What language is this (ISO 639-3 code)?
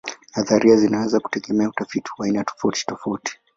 swa